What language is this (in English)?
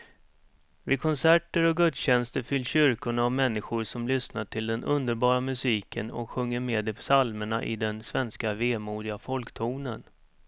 Swedish